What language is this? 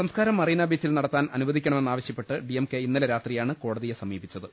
Malayalam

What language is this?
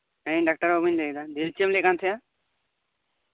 Santali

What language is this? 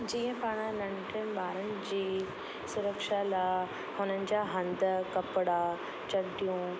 Sindhi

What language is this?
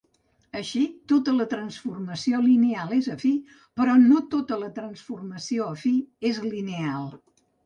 Catalan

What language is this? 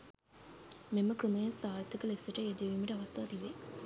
Sinhala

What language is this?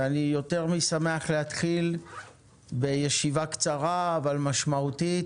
Hebrew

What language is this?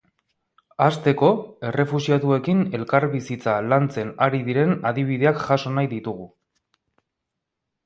Basque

